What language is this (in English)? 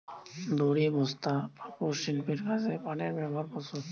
Bangla